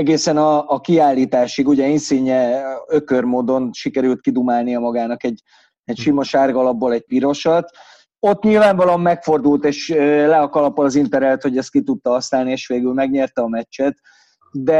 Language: Hungarian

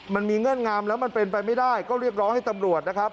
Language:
Thai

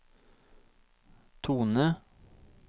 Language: Norwegian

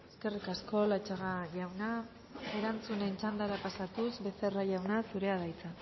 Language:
Basque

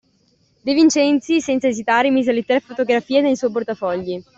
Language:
Italian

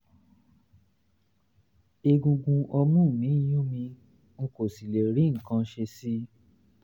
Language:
Yoruba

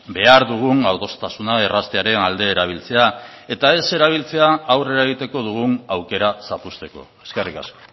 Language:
Basque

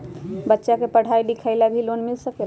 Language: Magahi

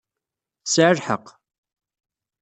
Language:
Kabyle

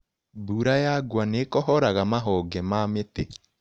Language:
Kikuyu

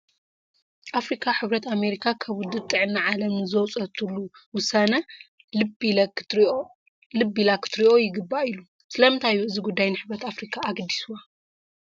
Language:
Tigrinya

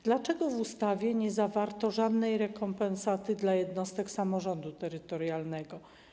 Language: Polish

